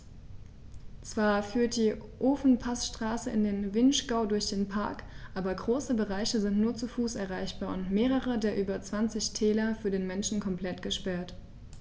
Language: German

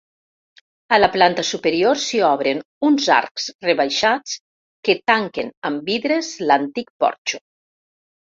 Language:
Catalan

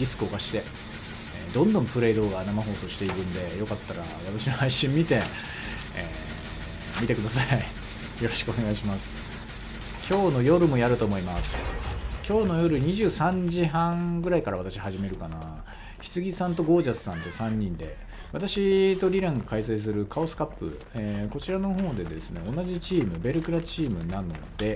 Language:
Japanese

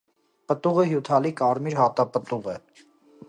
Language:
Armenian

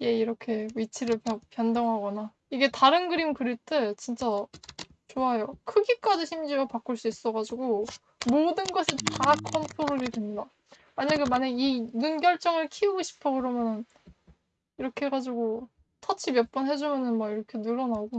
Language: Korean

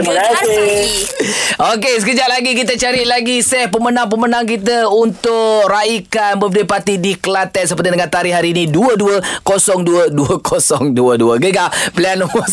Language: Malay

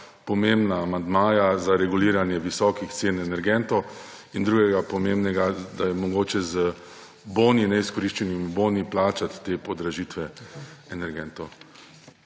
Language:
Slovenian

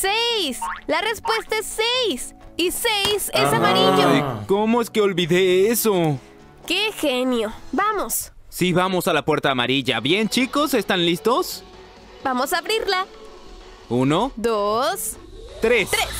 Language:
Spanish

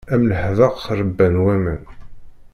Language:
Kabyle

